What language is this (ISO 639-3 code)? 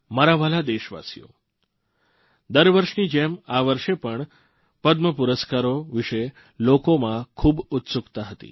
guj